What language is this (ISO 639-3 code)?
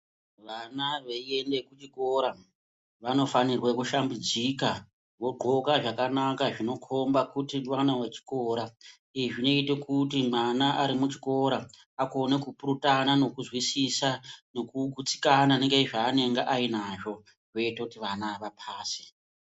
ndc